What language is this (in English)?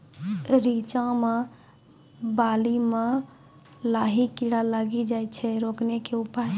Maithili